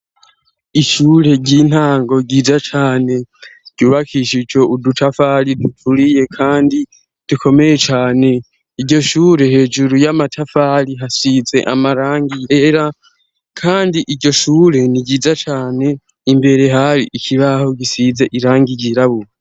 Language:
Rundi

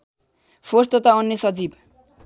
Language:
Nepali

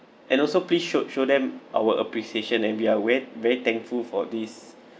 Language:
English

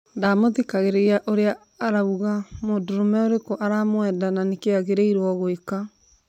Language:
Kikuyu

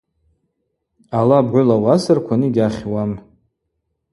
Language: Abaza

